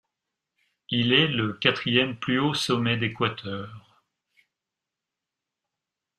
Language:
French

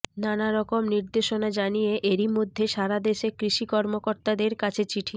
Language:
Bangla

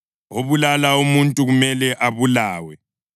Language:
North Ndebele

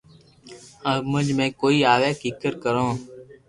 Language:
Loarki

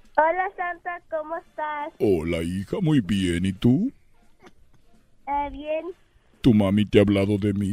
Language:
Spanish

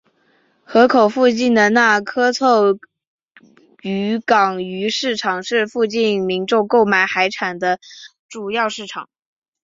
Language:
Chinese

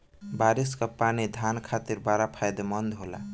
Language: Bhojpuri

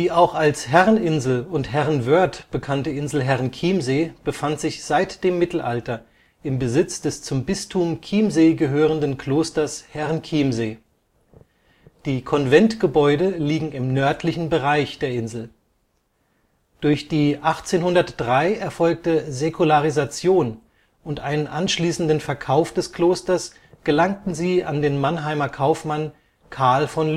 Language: German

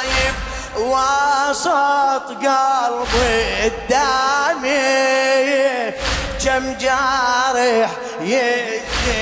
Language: Arabic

